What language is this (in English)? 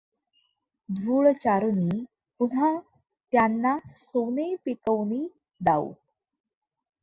Marathi